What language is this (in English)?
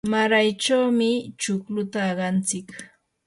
Yanahuanca Pasco Quechua